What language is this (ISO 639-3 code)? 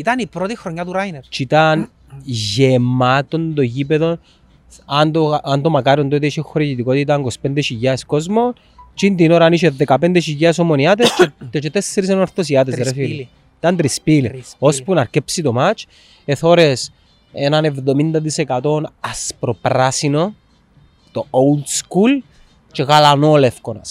ell